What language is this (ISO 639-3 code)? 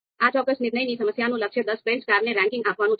guj